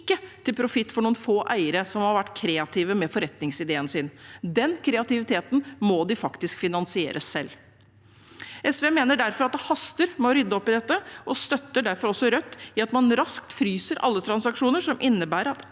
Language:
Norwegian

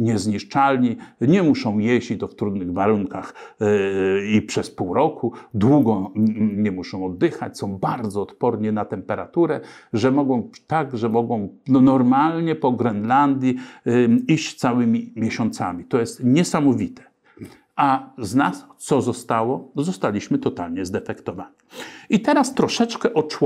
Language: Polish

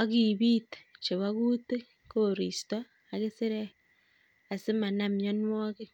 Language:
Kalenjin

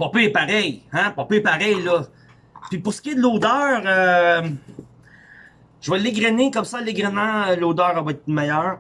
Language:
French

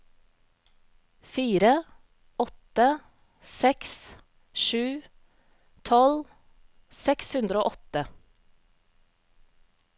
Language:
Norwegian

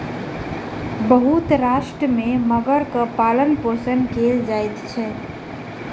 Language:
Maithili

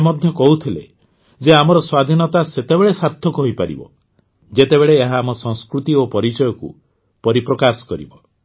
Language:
Odia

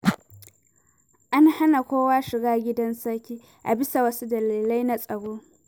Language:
Hausa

